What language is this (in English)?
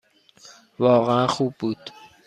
Persian